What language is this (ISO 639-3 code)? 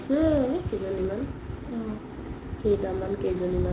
asm